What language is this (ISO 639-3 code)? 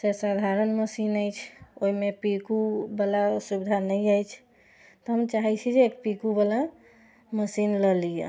mai